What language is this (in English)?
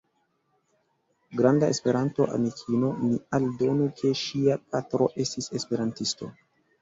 Esperanto